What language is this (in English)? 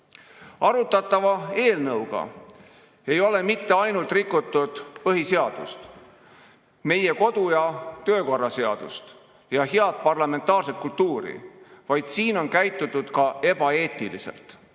Estonian